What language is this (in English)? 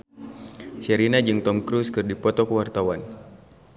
Sundanese